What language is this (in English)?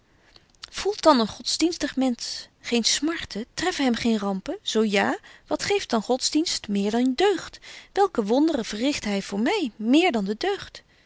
Dutch